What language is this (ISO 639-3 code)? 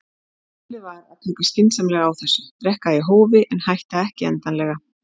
isl